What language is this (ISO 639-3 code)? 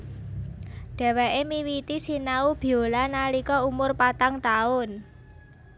jav